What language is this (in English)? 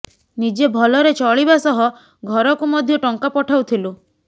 Odia